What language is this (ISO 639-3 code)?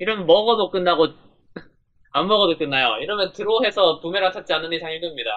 kor